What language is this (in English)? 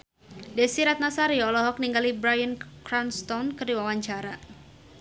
Sundanese